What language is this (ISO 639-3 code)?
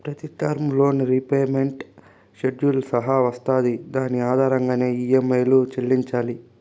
tel